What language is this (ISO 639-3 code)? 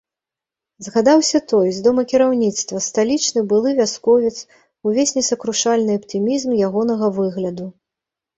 bel